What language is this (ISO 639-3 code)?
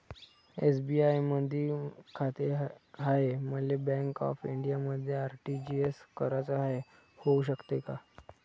mar